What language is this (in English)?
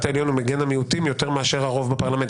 Hebrew